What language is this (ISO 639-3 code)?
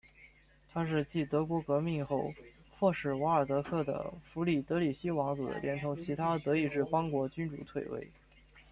zho